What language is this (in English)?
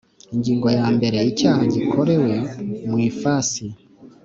Kinyarwanda